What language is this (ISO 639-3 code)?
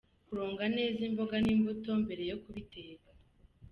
kin